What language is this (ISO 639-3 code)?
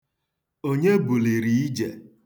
ibo